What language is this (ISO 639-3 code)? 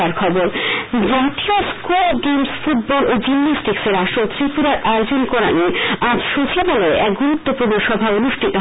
ben